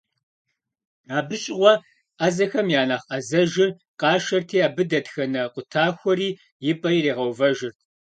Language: Kabardian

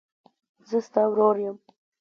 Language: Pashto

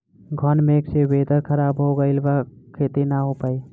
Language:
Bhojpuri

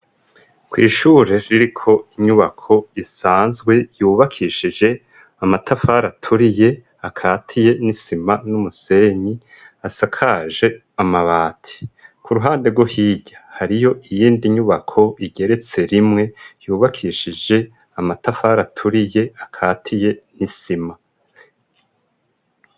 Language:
Rundi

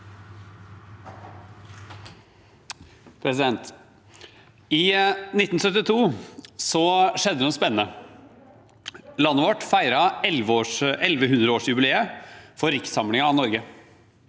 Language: Norwegian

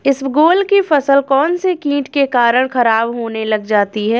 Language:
Hindi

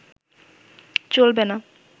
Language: Bangla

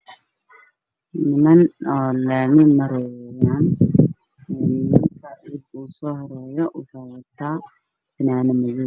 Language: Somali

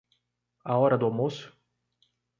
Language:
Portuguese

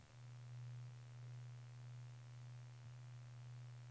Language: Swedish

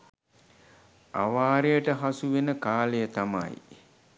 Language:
Sinhala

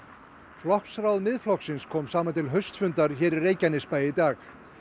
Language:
Icelandic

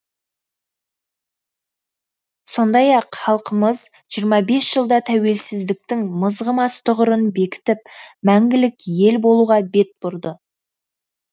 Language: Kazakh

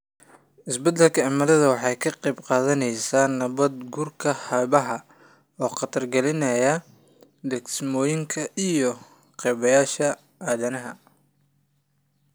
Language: Somali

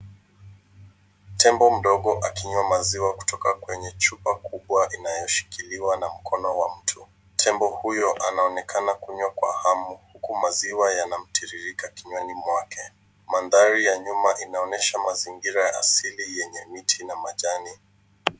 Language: Swahili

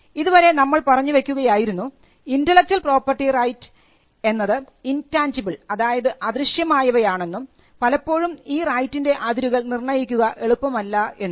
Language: Malayalam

